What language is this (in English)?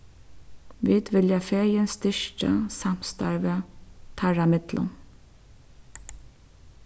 Faroese